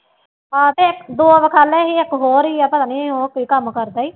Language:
Punjabi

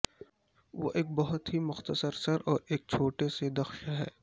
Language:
Urdu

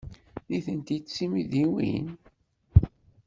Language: Kabyle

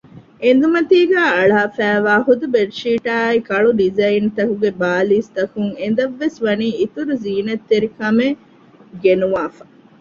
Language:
Divehi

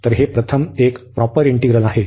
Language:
Marathi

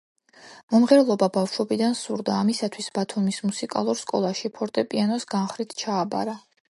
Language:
Georgian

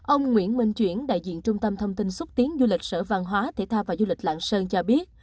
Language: Vietnamese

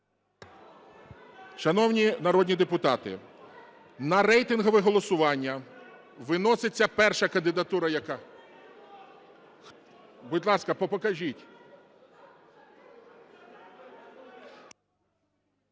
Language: Ukrainian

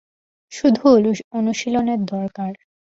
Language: Bangla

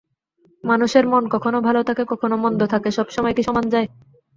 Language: Bangla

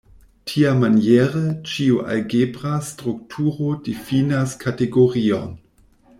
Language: Esperanto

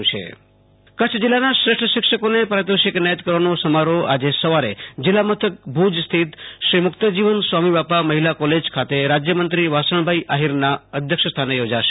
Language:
Gujarati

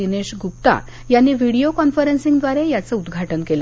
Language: Marathi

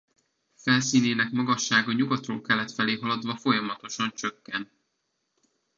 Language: Hungarian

